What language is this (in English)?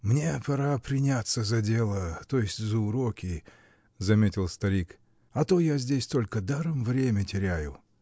Russian